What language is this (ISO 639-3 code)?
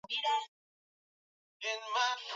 swa